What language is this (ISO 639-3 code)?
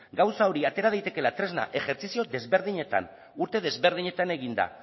eus